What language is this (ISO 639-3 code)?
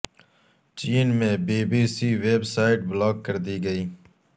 urd